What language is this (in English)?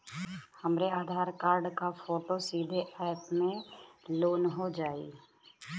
Bhojpuri